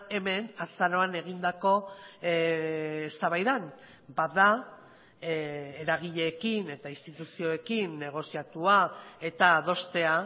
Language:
Basque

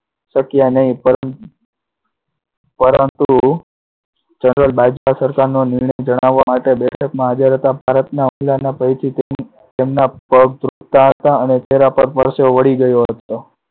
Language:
Gujarati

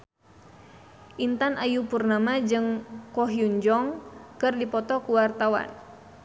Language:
Sundanese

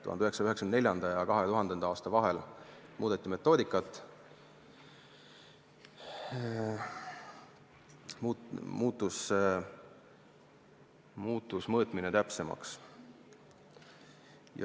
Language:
Estonian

